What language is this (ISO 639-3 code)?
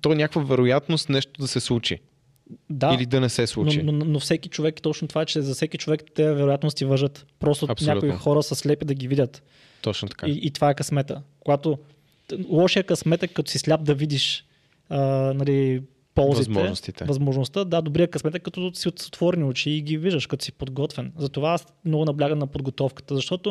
bul